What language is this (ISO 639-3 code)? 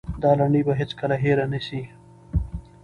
pus